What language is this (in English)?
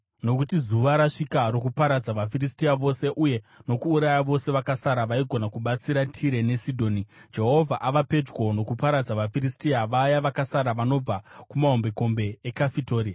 Shona